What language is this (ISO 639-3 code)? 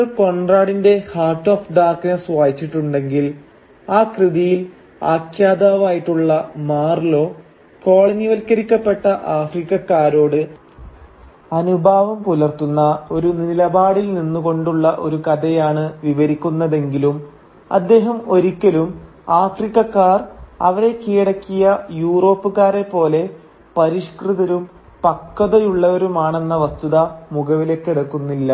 mal